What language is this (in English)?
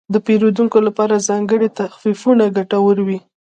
Pashto